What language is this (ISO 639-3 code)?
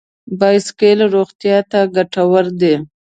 pus